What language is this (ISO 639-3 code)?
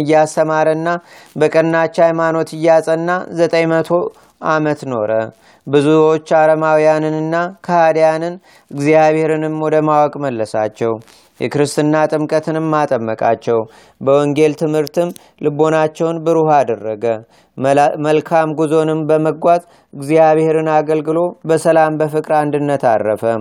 amh